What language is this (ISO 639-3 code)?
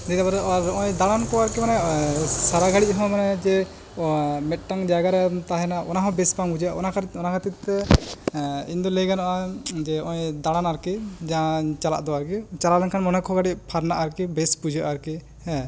sat